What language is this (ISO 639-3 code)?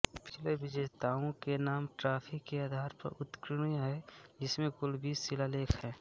hin